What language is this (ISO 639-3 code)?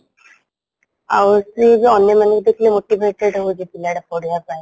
ori